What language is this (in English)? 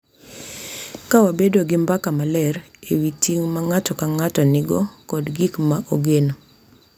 Luo (Kenya and Tanzania)